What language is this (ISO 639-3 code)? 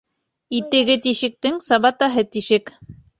bak